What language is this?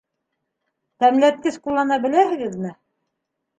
Bashkir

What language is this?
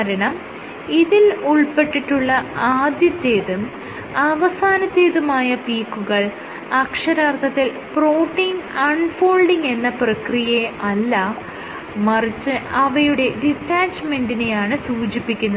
Malayalam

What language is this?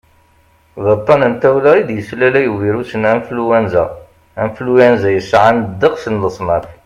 Kabyle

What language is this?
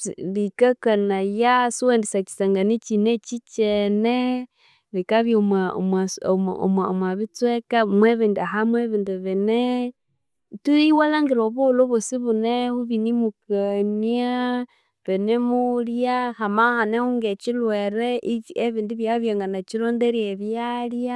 Konzo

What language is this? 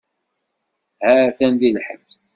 Kabyle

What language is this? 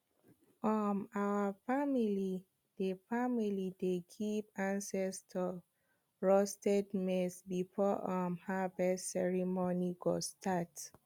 Nigerian Pidgin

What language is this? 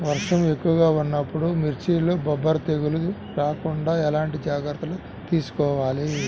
Telugu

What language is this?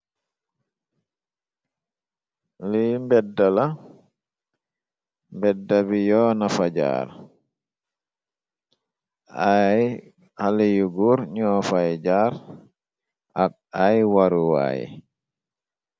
Wolof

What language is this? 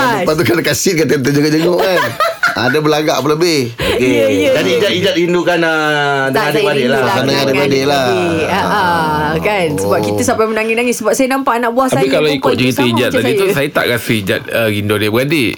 Malay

